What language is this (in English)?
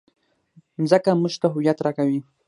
Pashto